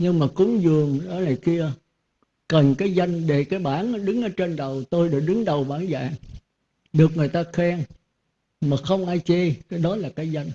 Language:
Vietnamese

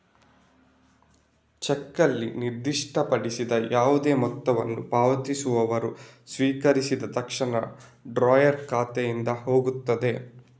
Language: Kannada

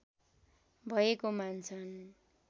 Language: Nepali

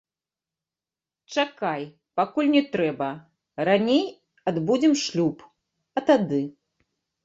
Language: Belarusian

